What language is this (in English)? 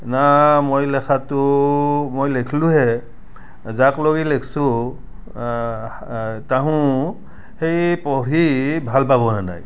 Assamese